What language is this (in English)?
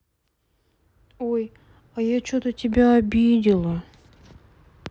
Russian